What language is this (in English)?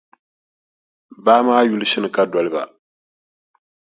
Dagbani